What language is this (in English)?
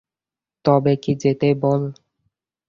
Bangla